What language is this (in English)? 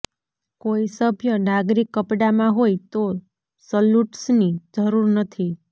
Gujarati